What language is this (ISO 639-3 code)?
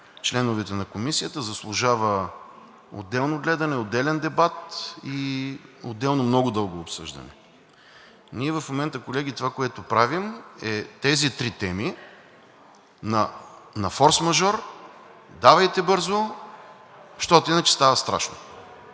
bul